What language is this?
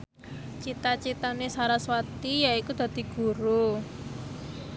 Javanese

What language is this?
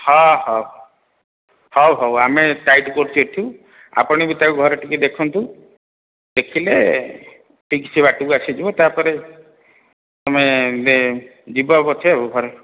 Odia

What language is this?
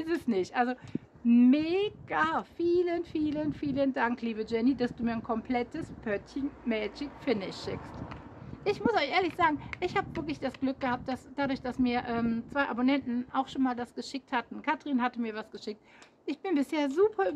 German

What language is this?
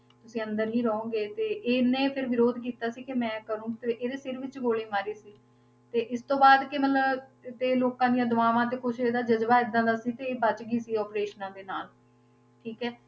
Punjabi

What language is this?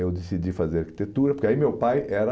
Portuguese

